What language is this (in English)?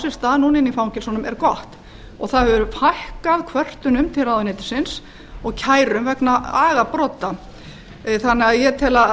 Icelandic